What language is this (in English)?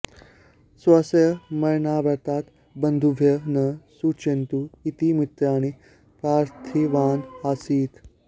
Sanskrit